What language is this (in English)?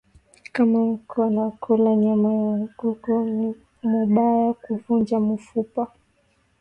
Swahili